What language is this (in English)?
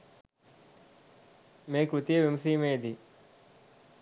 Sinhala